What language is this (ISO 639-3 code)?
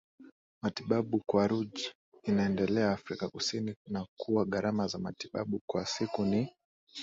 swa